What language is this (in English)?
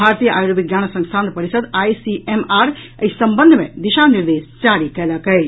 Maithili